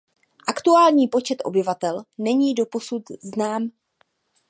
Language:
Czech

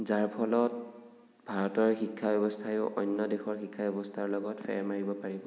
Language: Assamese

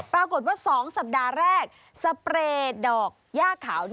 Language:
Thai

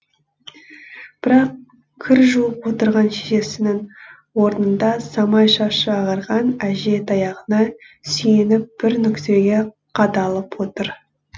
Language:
Kazakh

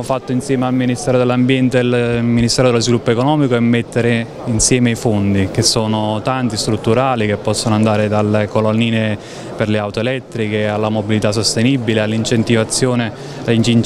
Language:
Italian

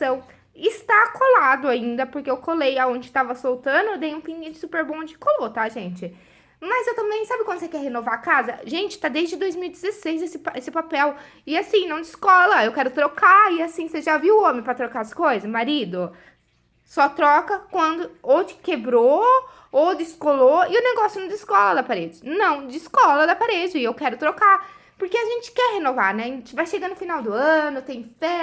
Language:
Portuguese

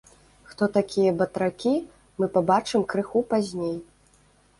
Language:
Belarusian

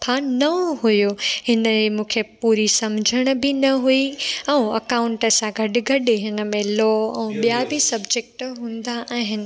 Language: Sindhi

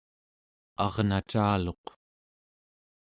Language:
Central Yupik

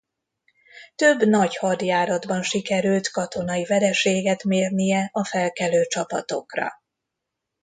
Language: Hungarian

